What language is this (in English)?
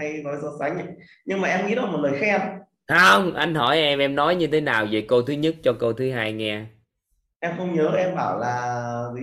Vietnamese